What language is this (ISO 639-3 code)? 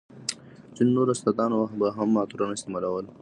pus